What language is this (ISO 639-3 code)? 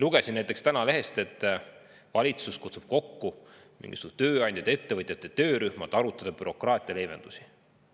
est